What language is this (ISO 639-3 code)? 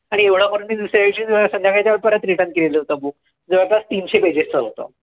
mar